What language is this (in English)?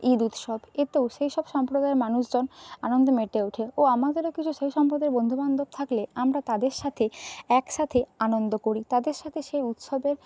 Bangla